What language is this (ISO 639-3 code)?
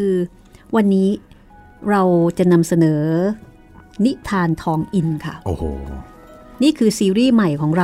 tha